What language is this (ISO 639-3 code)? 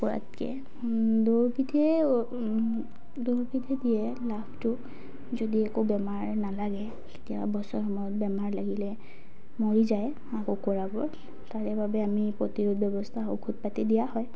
asm